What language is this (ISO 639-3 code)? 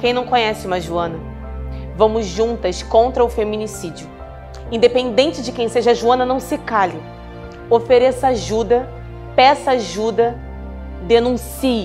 por